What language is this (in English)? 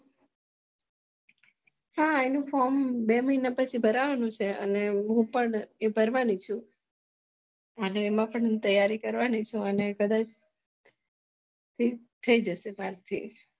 Gujarati